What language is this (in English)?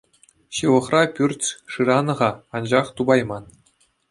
Chuvash